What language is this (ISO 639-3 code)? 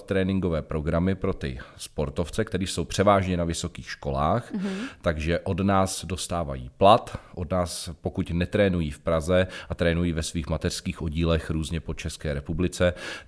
ces